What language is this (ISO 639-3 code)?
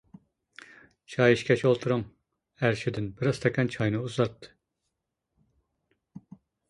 uig